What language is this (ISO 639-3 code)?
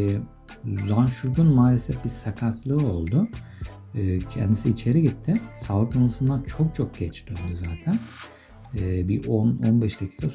tur